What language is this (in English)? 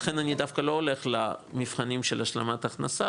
Hebrew